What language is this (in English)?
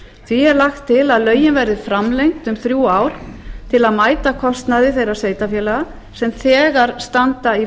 Icelandic